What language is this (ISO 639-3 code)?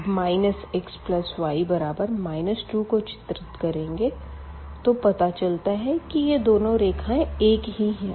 hin